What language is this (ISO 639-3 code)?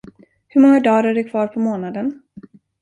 swe